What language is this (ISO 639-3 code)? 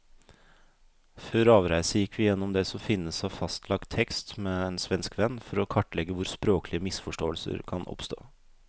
nor